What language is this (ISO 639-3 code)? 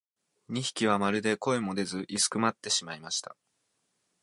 jpn